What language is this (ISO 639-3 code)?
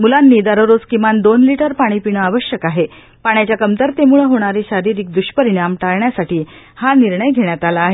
mar